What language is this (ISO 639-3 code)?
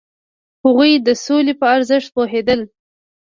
pus